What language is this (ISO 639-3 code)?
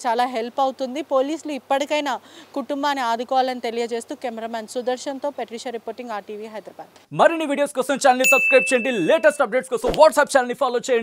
tel